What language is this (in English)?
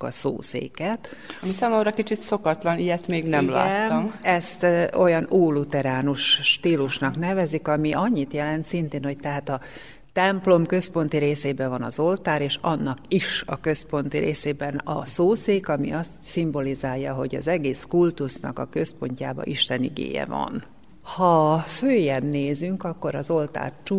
Hungarian